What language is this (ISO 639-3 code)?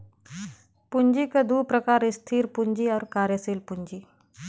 bho